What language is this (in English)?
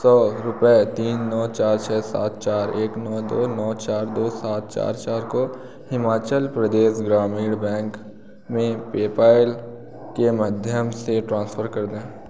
Hindi